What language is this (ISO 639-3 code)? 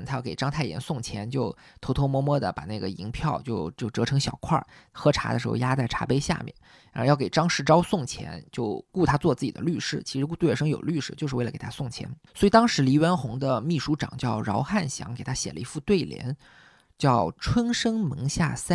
zho